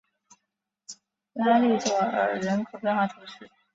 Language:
Chinese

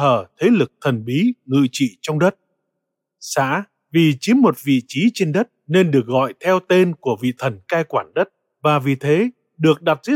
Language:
Vietnamese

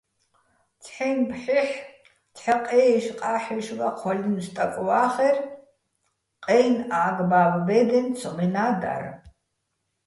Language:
Bats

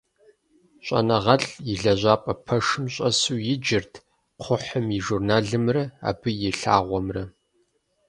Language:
Kabardian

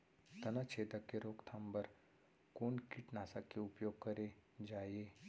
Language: Chhattisgarhi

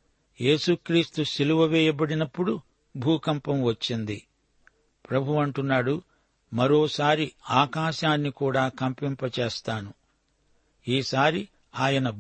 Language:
Telugu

